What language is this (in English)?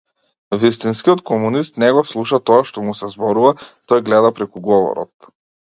Macedonian